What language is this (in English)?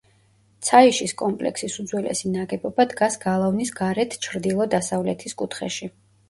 Georgian